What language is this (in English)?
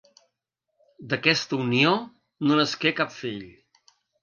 Catalan